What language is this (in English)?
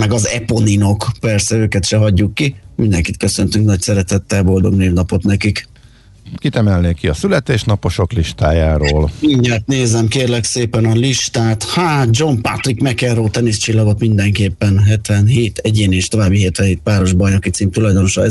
Hungarian